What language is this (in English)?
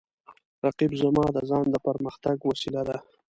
Pashto